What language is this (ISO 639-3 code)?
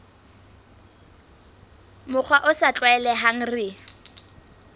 sot